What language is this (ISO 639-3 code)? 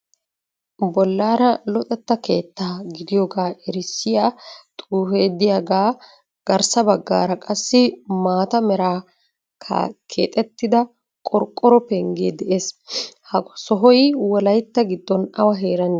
wal